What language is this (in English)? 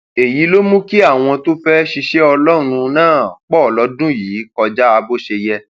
Yoruba